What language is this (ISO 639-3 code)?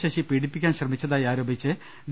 mal